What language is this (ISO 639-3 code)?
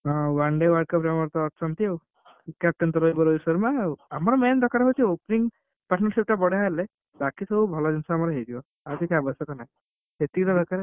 ori